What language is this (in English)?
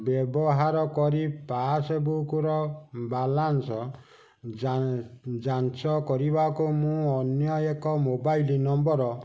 Odia